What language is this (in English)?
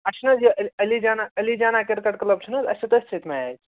Kashmiri